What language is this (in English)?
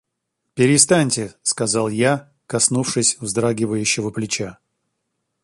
Russian